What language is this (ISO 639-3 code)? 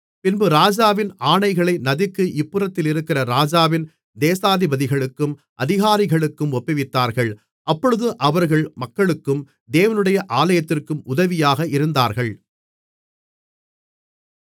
tam